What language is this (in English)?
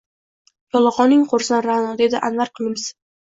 Uzbek